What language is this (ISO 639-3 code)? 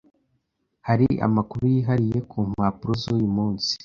kin